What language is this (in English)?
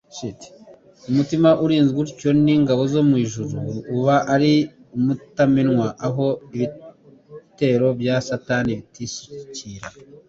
Kinyarwanda